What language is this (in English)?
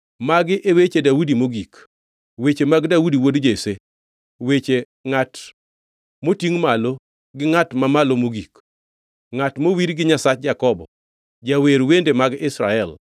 Luo (Kenya and Tanzania)